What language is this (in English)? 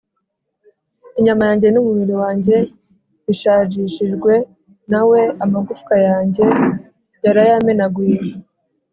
Kinyarwanda